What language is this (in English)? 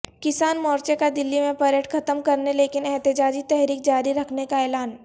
Urdu